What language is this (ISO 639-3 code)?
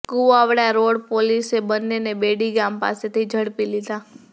guj